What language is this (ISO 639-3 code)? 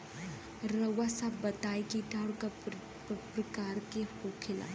bho